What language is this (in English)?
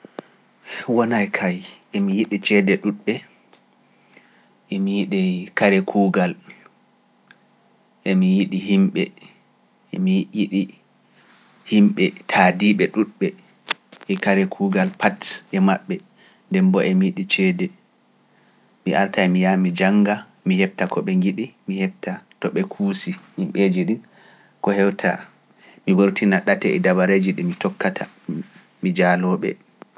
Pular